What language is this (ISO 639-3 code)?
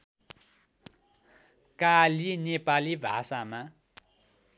nep